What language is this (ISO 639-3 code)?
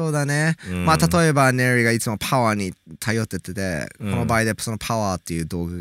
jpn